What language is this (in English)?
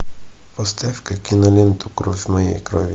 Russian